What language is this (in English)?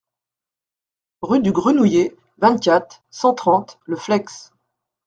French